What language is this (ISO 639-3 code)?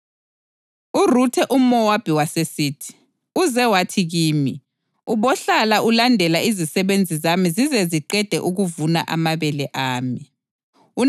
nde